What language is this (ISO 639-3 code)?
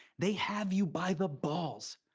eng